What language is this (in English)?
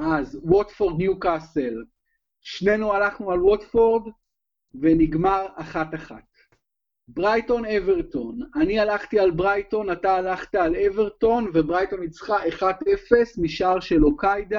Hebrew